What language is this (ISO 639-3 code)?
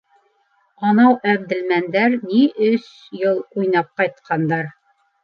bak